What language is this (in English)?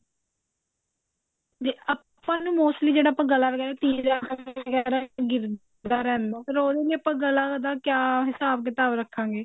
Punjabi